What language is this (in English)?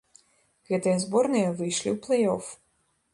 Belarusian